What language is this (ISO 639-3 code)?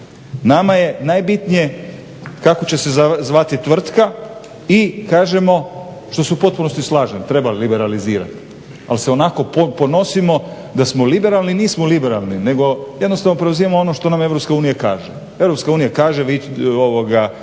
hrv